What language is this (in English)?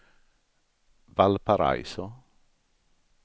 Swedish